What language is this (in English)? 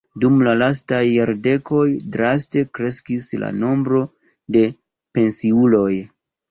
Esperanto